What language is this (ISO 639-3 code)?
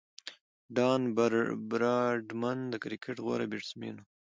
pus